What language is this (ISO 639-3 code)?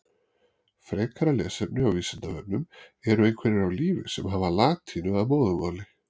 isl